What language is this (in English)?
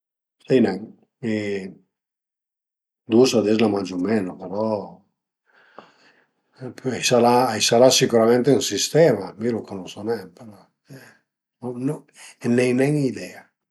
Piedmontese